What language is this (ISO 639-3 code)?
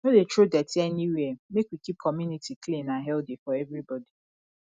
pcm